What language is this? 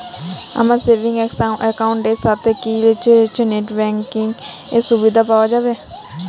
Bangla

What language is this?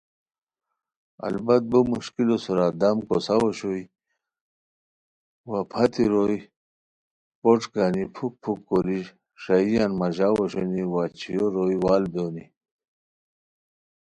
Khowar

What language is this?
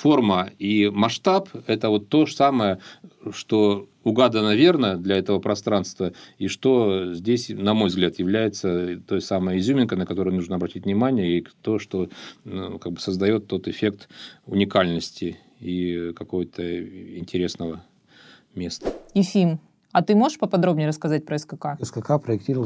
Russian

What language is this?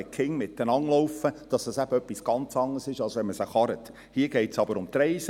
Swiss German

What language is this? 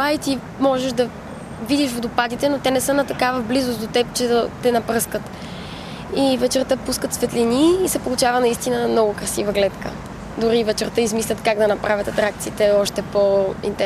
Bulgarian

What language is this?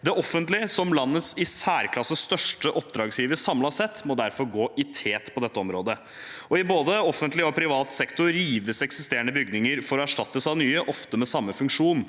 Norwegian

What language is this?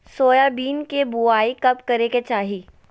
Magahi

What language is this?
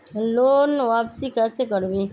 Magahi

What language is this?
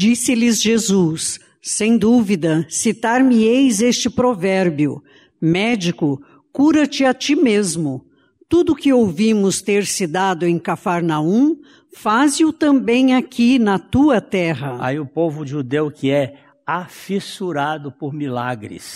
Portuguese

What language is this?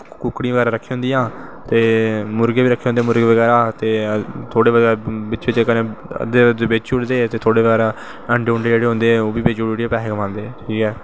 Dogri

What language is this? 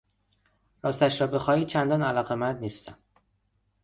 Persian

